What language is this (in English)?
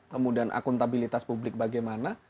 Indonesian